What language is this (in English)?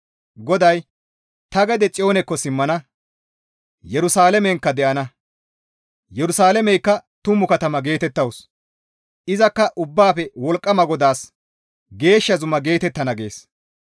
Gamo